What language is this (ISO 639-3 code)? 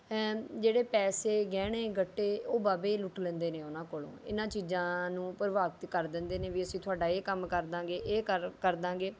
pan